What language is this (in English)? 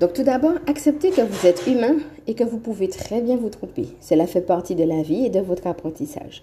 French